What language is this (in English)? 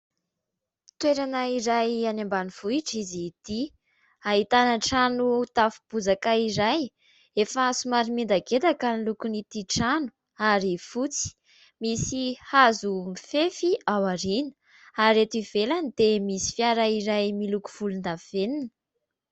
Malagasy